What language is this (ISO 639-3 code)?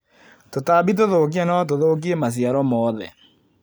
kik